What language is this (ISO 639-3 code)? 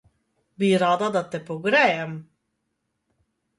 slv